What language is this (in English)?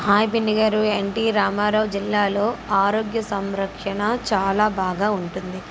Telugu